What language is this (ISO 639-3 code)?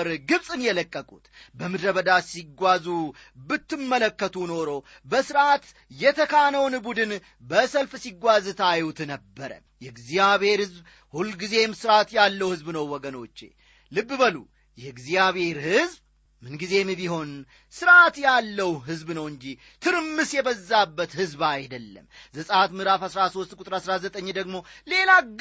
amh